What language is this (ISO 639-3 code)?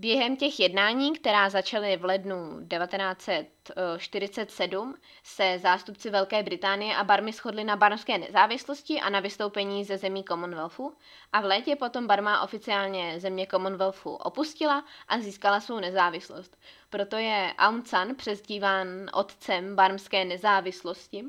ces